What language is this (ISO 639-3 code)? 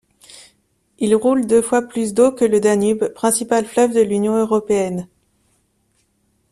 fra